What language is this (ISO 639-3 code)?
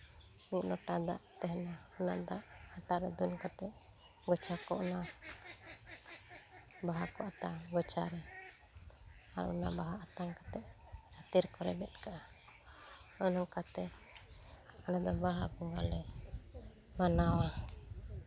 sat